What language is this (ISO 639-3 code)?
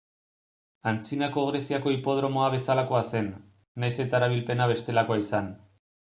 eus